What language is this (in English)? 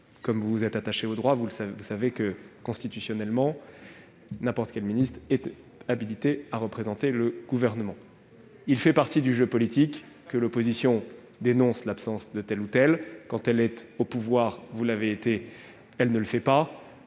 French